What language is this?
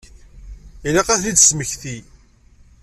Kabyle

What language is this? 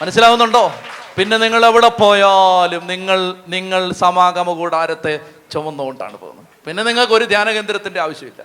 Malayalam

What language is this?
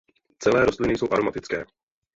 Czech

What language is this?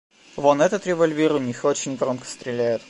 Russian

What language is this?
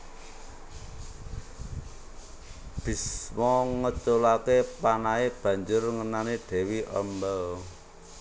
Javanese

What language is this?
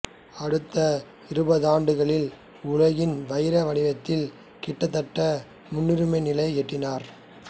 Tamil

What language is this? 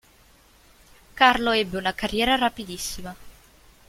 Italian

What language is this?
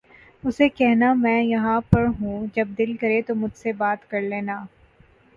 Urdu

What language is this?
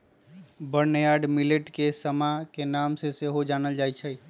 Magahi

